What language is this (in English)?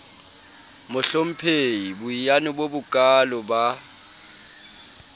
Southern Sotho